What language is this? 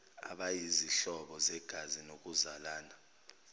Zulu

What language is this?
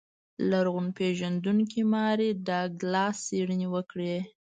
Pashto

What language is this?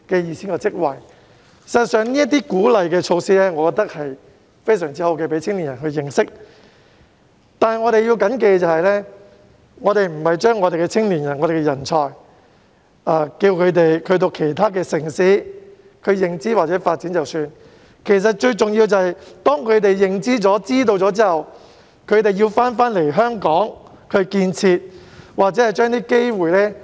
Cantonese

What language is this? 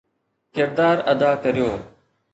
Sindhi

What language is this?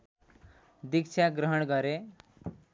Nepali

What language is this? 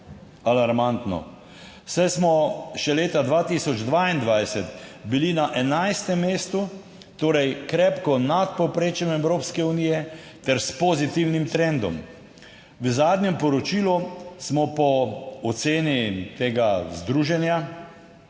Slovenian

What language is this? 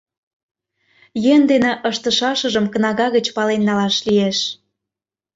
Mari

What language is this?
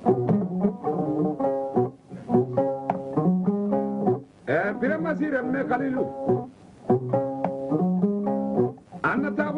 Indonesian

